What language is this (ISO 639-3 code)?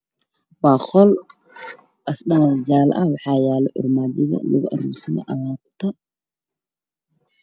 som